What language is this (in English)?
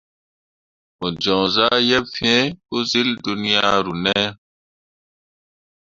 Mundang